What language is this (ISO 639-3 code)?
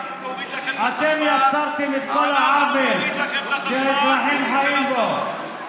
heb